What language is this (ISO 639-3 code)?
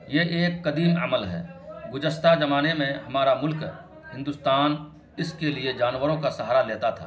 urd